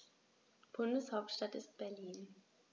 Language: German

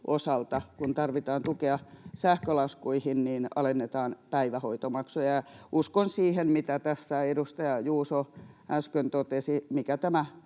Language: Finnish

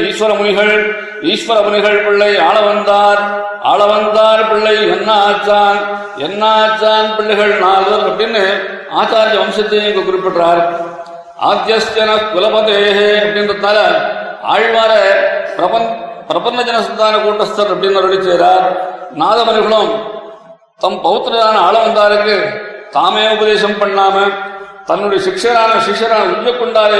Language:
Tamil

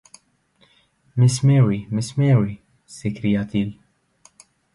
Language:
French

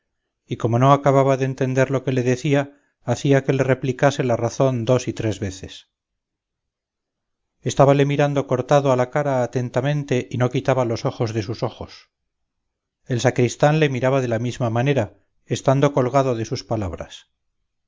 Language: Spanish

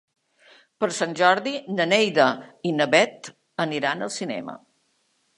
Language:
Catalan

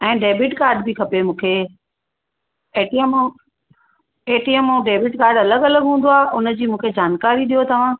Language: Sindhi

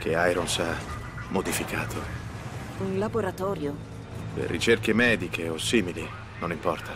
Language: Italian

